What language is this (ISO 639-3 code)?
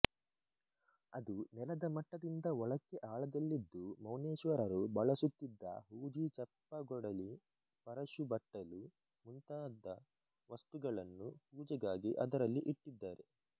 kan